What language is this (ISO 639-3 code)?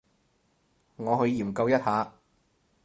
yue